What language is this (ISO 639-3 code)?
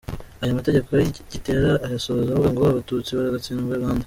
kin